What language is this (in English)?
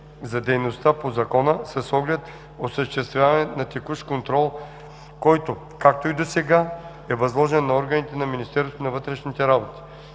Bulgarian